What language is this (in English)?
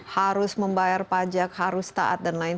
Indonesian